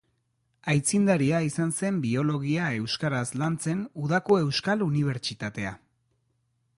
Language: Basque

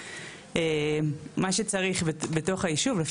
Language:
Hebrew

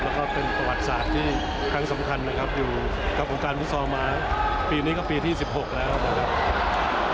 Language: Thai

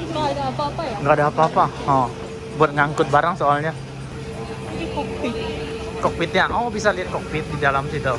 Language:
Indonesian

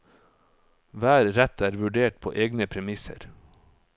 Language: Norwegian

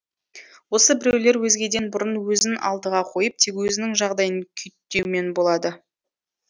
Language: Kazakh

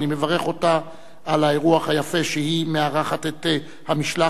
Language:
Hebrew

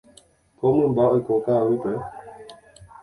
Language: Guarani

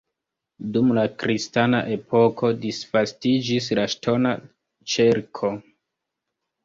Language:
Esperanto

